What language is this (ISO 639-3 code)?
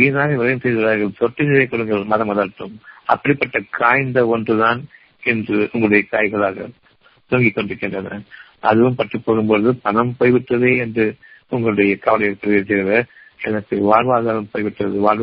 tam